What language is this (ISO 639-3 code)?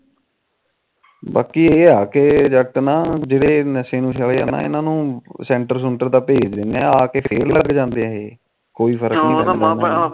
pan